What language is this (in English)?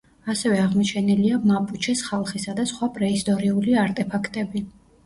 Georgian